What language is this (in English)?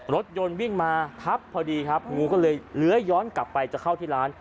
Thai